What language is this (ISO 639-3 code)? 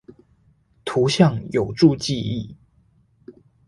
zho